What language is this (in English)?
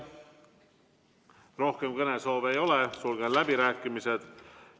Estonian